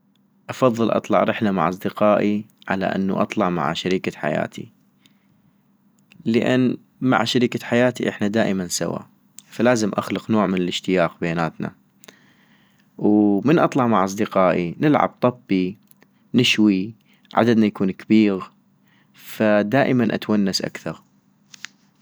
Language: North Mesopotamian Arabic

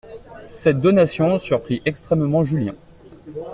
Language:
French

